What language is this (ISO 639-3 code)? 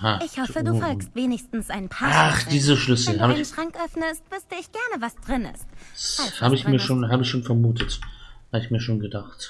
deu